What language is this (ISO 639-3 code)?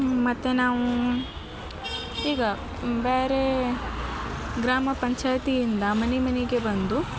kan